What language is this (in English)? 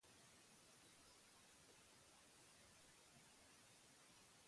Basque